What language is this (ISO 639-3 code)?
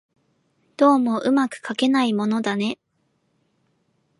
jpn